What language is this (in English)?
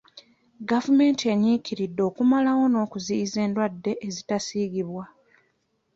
Ganda